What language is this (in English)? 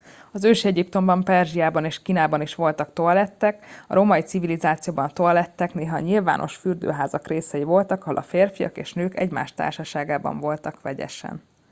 Hungarian